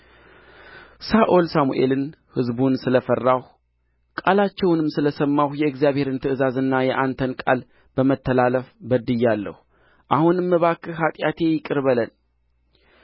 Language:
Amharic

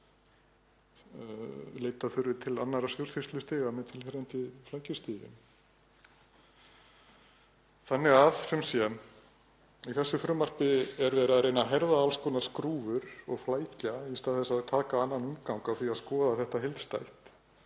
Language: Icelandic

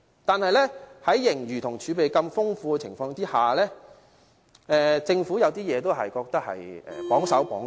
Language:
Cantonese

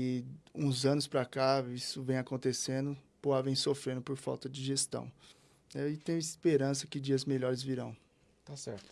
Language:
Portuguese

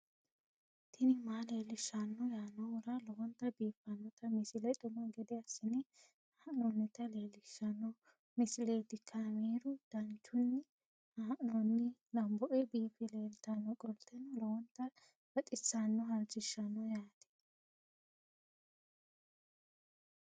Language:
Sidamo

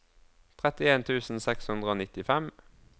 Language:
Norwegian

